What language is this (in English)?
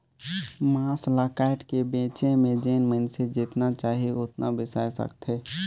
Chhattisgarhi